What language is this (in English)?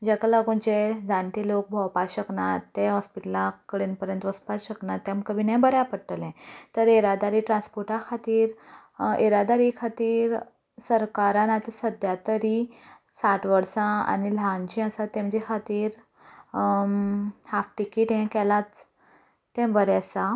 Konkani